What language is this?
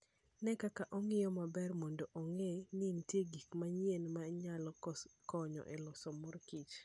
Luo (Kenya and Tanzania)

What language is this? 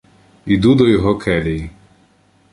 Ukrainian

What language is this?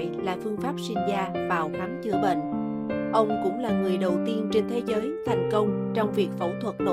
Vietnamese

